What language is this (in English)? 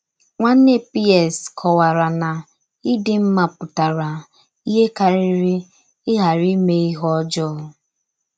Igbo